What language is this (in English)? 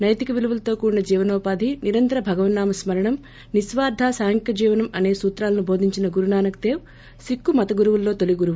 Telugu